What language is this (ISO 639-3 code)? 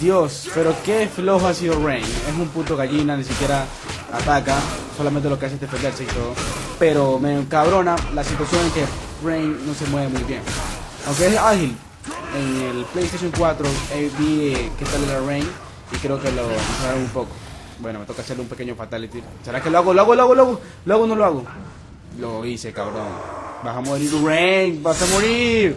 spa